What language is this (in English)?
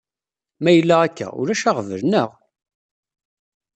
Kabyle